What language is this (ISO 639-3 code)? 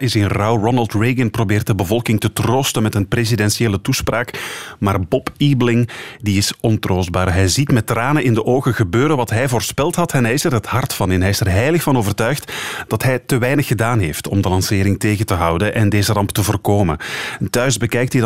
nld